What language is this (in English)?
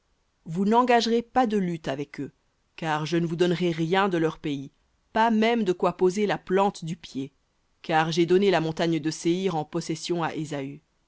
French